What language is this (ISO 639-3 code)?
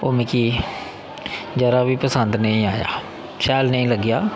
doi